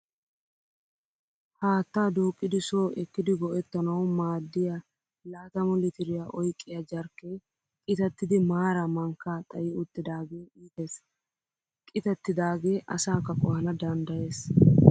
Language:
Wolaytta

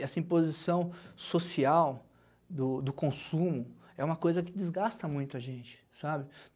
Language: Portuguese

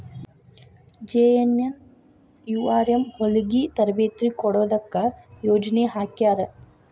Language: Kannada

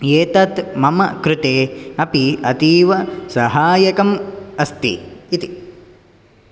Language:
Sanskrit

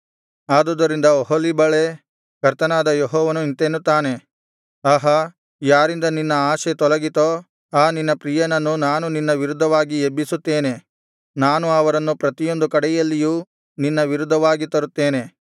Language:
Kannada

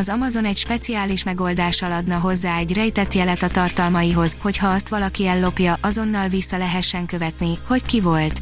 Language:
Hungarian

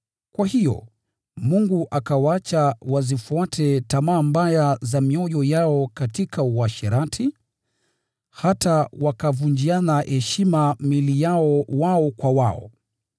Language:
Swahili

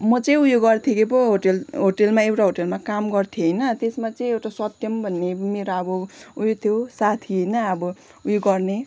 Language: Nepali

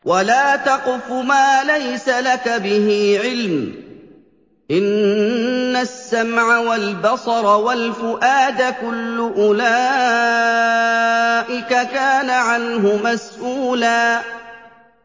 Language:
Arabic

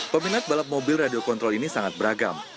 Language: Indonesian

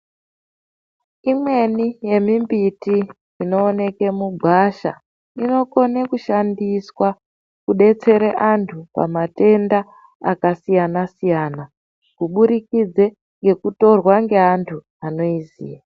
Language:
Ndau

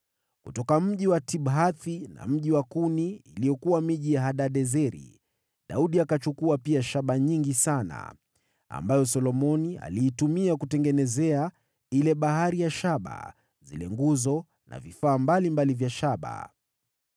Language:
Swahili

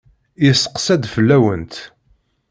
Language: Kabyle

